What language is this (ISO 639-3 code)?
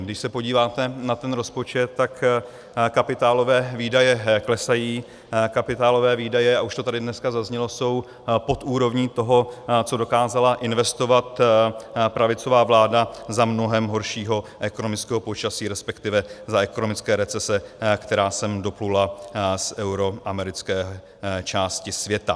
ces